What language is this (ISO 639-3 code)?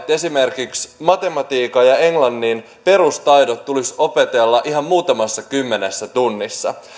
fin